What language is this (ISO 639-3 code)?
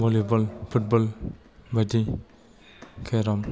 brx